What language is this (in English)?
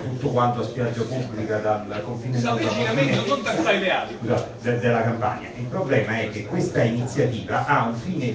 Italian